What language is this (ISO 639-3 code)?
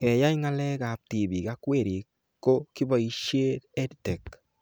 kln